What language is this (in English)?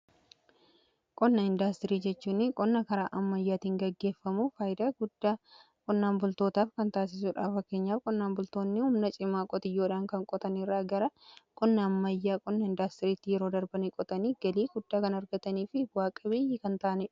Oromo